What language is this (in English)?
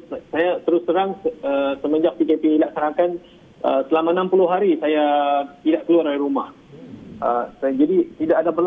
Malay